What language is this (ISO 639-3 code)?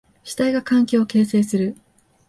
jpn